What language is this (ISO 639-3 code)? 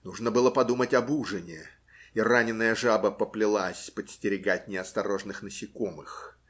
rus